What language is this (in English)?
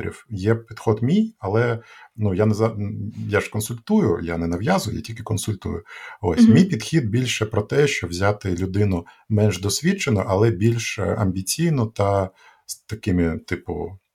Ukrainian